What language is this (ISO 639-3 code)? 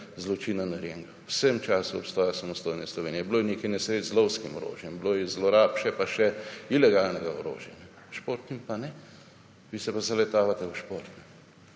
slv